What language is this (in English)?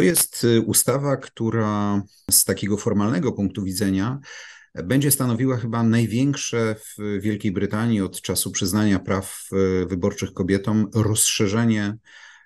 Polish